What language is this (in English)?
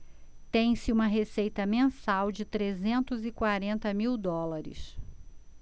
Portuguese